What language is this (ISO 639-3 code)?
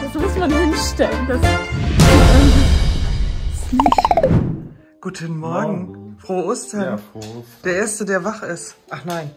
deu